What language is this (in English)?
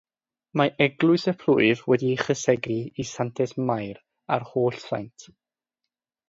Welsh